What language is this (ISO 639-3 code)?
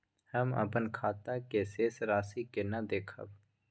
mai